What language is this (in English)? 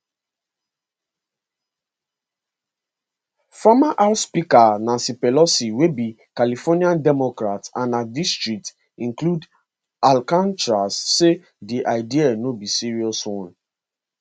Nigerian Pidgin